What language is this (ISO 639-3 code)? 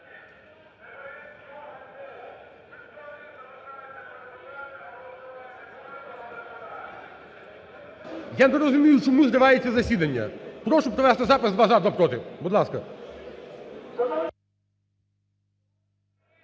ukr